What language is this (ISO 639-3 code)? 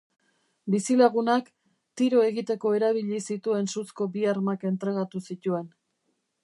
eus